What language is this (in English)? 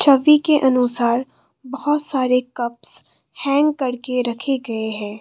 Hindi